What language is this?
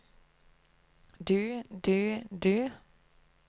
Norwegian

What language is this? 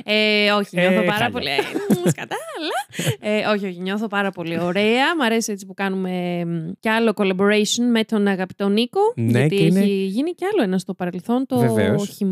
Greek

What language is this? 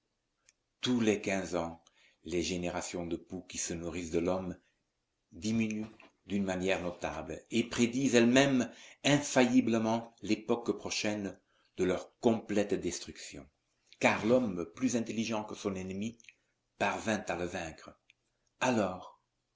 French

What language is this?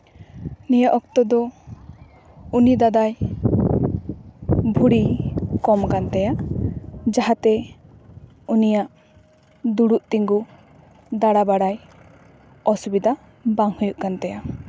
Santali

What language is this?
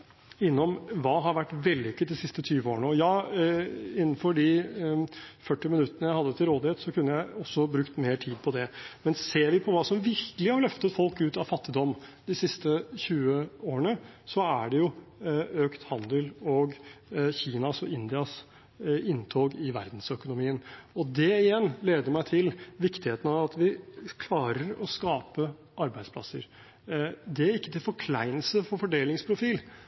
Norwegian Bokmål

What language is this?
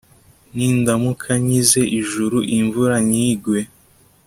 Kinyarwanda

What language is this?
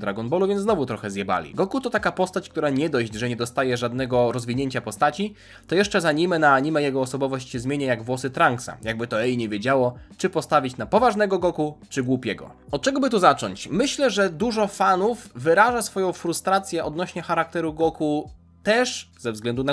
Polish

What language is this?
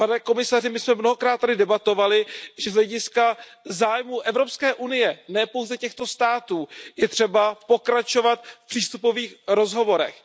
Czech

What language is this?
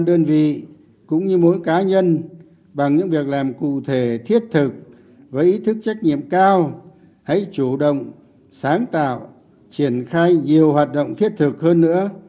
Vietnamese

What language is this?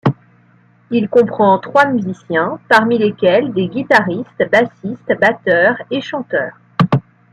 French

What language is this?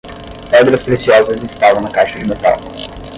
Portuguese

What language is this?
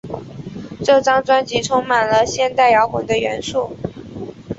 Chinese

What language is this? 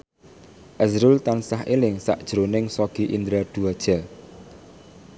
Javanese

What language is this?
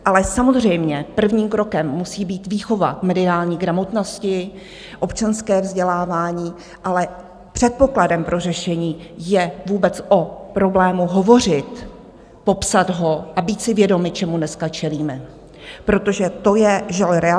Czech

